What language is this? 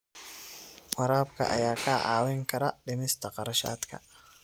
Somali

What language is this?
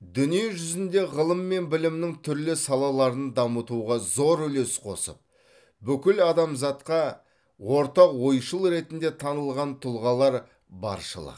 Kazakh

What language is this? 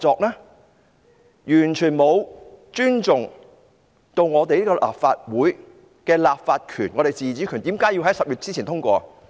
Cantonese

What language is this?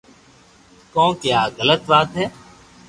Loarki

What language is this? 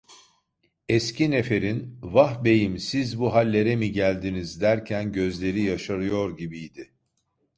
Turkish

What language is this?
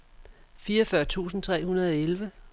Danish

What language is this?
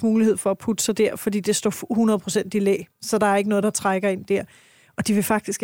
Danish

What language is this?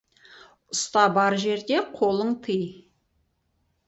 Kazakh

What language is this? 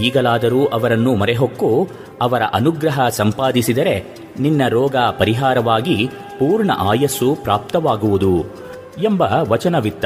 Kannada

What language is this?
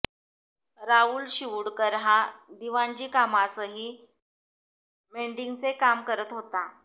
Marathi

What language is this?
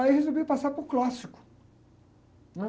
Portuguese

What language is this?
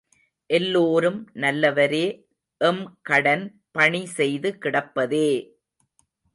Tamil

